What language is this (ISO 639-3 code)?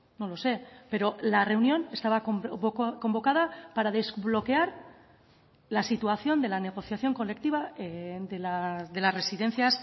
spa